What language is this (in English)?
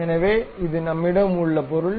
Tamil